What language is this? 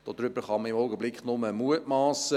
Swiss German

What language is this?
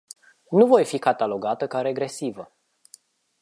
Romanian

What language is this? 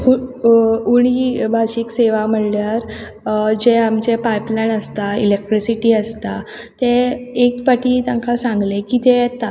Konkani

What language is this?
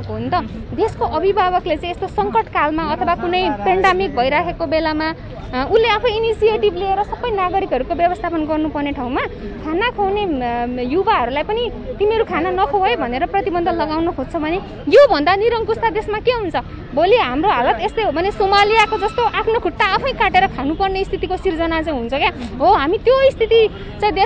Thai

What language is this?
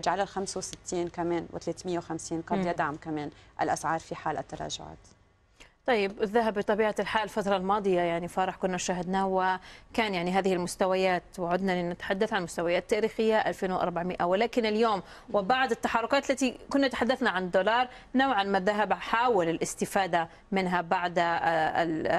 Arabic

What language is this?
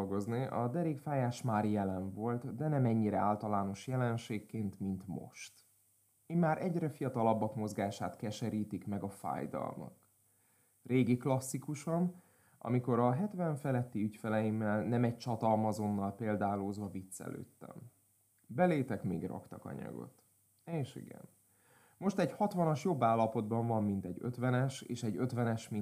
Hungarian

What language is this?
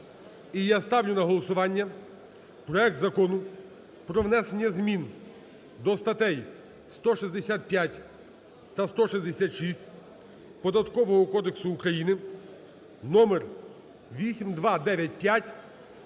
Ukrainian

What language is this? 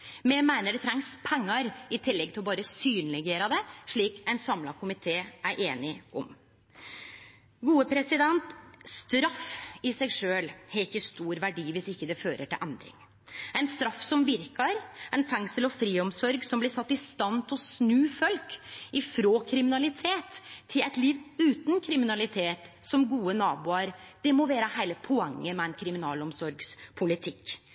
Norwegian Nynorsk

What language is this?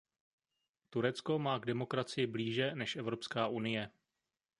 Czech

